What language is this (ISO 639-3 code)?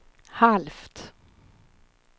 swe